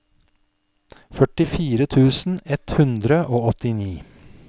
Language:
Norwegian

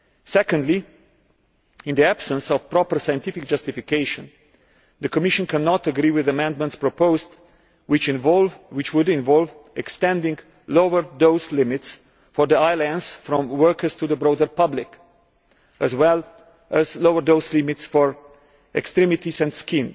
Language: English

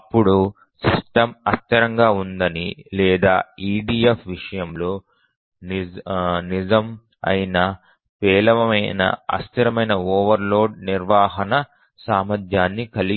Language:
Telugu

